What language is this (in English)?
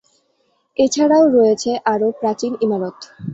Bangla